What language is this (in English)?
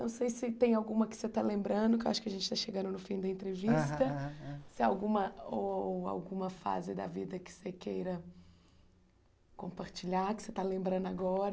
Portuguese